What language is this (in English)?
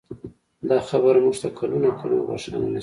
Pashto